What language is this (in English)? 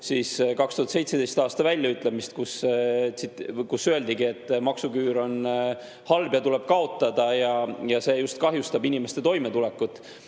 Estonian